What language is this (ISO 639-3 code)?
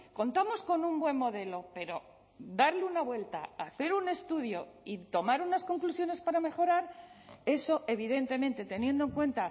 spa